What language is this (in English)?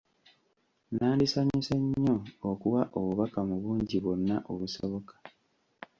Ganda